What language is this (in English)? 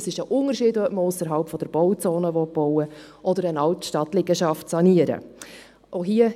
Swiss German